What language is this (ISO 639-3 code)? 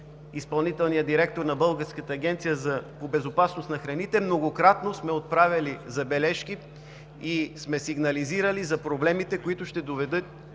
bul